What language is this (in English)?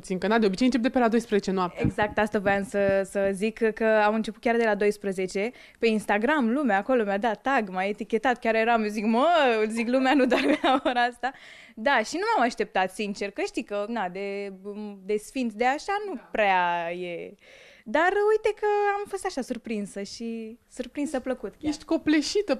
Romanian